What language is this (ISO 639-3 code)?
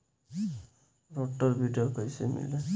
bho